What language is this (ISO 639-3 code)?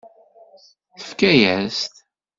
kab